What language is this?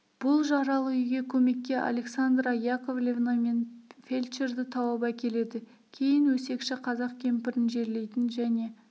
Kazakh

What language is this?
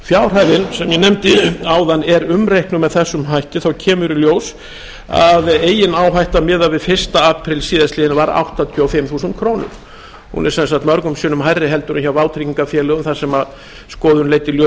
Icelandic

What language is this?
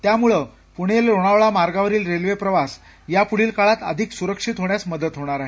Marathi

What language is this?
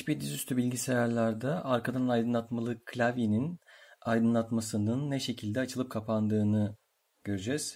Turkish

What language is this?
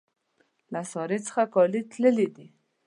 Pashto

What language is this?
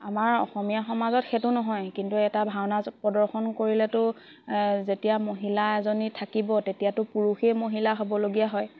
Assamese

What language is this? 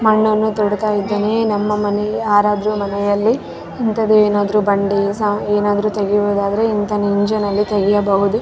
Kannada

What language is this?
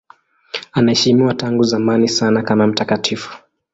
Swahili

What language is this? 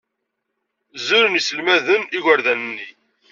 Kabyle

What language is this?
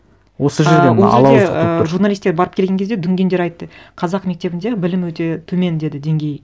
Kazakh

